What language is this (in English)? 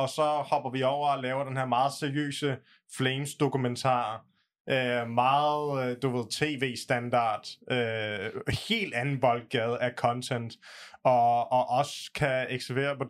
Danish